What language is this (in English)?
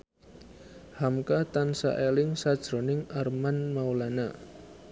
Javanese